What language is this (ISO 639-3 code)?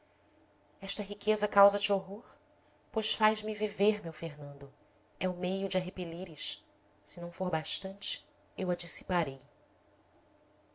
por